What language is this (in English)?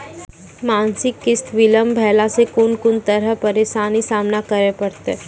Maithili